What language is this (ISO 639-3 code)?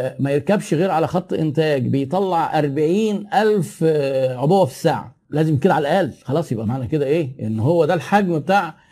ara